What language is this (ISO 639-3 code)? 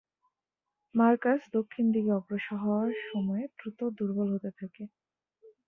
ben